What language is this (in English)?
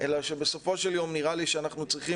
Hebrew